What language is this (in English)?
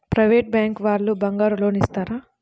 Telugu